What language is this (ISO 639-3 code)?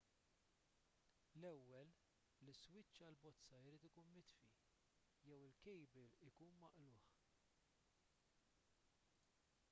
mlt